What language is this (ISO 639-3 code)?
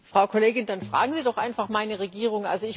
deu